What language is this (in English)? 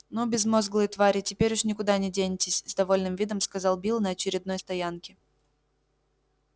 Russian